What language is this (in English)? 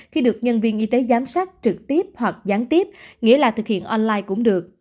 Vietnamese